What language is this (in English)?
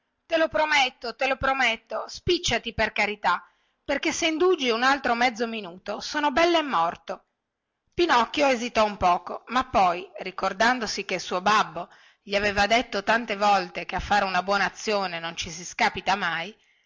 Italian